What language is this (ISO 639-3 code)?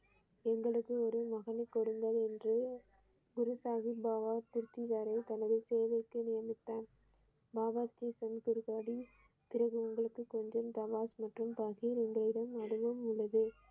tam